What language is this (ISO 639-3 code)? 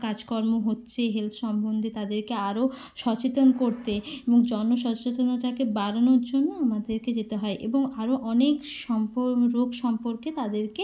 ben